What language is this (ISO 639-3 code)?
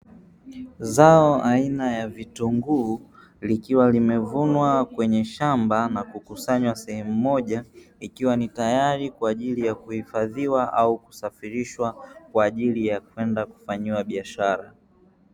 swa